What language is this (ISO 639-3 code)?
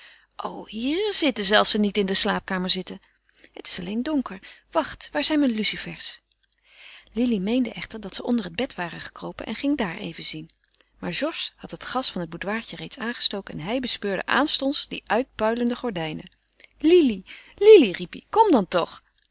nld